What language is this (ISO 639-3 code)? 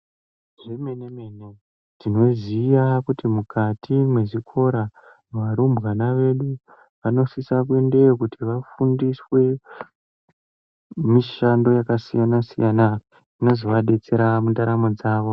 ndc